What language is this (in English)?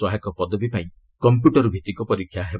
Odia